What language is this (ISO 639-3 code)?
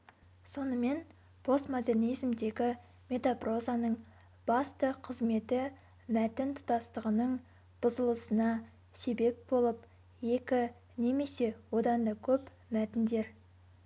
kaz